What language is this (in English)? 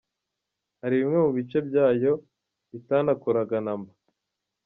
Kinyarwanda